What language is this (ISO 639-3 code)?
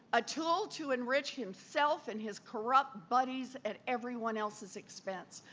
eng